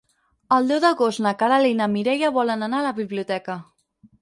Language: Catalan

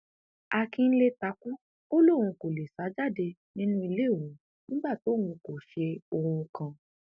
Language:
Yoruba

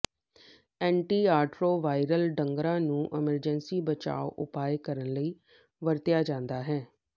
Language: Punjabi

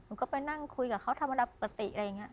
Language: Thai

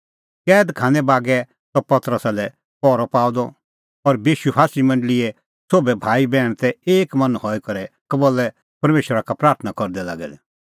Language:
Kullu Pahari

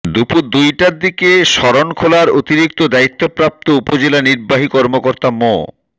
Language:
Bangla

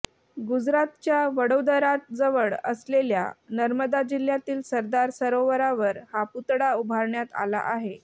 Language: Marathi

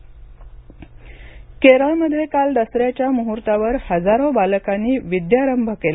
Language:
Marathi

